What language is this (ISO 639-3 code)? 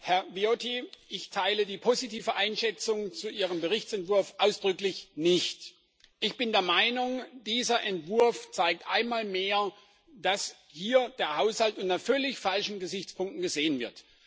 deu